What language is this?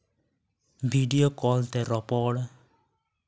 Santali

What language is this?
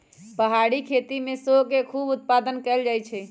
Magahi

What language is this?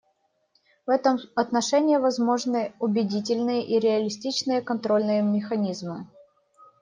Russian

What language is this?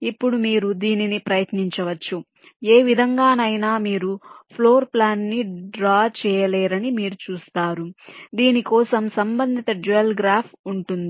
Telugu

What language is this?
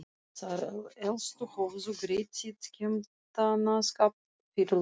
Icelandic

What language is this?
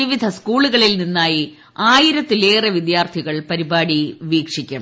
Malayalam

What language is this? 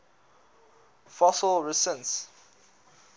English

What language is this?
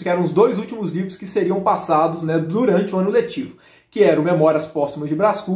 Portuguese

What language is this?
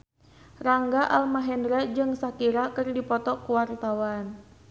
Sundanese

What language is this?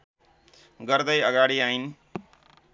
Nepali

